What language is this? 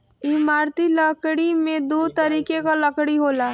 Bhojpuri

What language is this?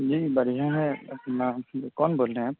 Urdu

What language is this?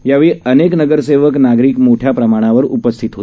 Marathi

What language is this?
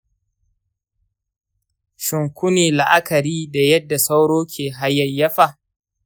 Hausa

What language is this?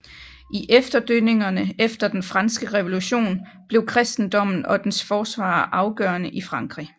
Danish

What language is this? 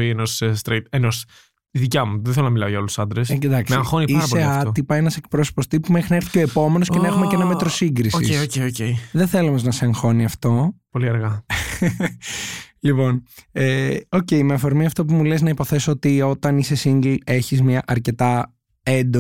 Greek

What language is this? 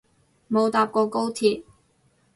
Cantonese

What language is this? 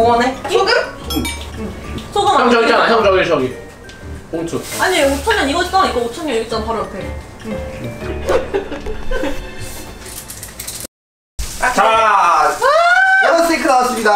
Korean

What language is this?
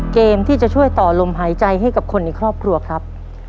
Thai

